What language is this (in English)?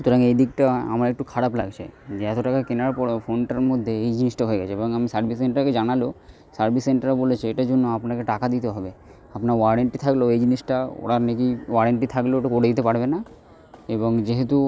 Bangla